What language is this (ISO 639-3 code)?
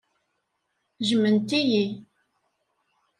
kab